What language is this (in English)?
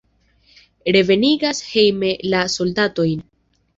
Esperanto